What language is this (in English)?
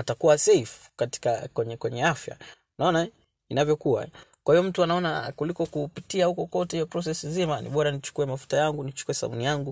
Swahili